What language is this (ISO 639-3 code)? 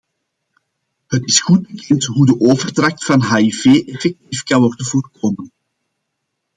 nld